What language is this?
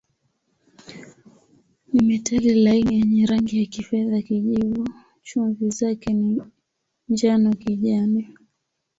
Swahili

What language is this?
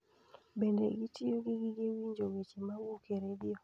Luo (Kenya and Tanzania)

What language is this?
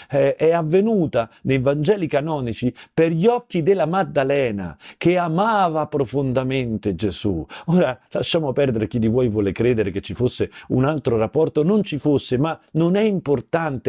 Italian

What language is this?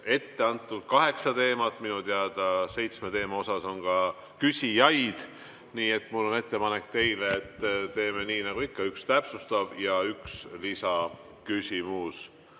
Estonian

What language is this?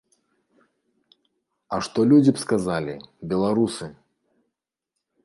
Belarusian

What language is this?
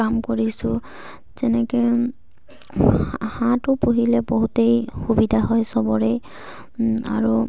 Assamese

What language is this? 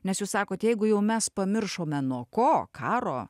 Lithuanian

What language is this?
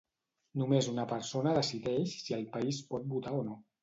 Catalan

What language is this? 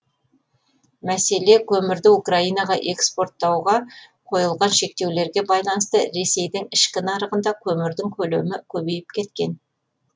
Kazakh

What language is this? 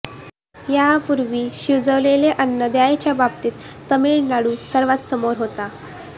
Marathi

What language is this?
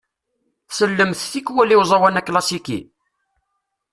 Kabyle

